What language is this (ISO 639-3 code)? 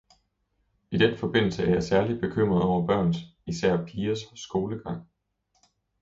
dan